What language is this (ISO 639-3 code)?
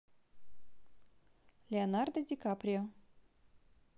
rus